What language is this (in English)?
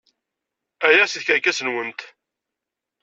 Kabyle